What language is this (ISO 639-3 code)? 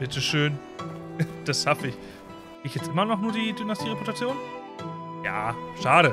deu